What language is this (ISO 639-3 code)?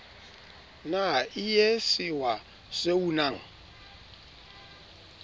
sot